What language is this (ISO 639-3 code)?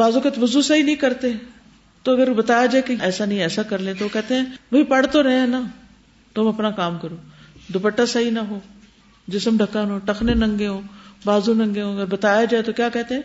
urd